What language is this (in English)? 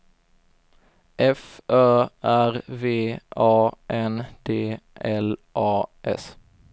Swedish